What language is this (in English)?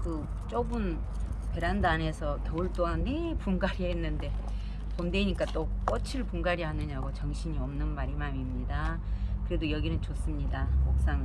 Korean